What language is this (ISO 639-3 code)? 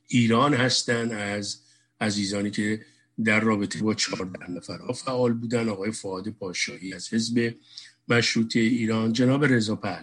fas